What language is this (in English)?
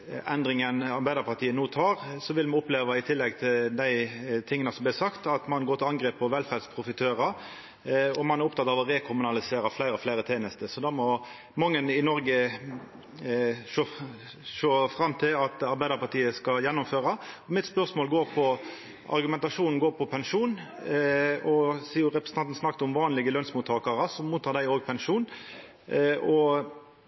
Norwegian Nynorsk